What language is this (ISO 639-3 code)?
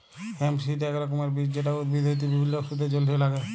ben